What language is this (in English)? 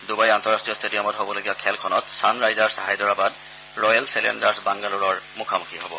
Assamese